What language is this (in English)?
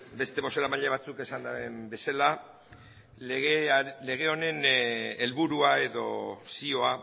Basque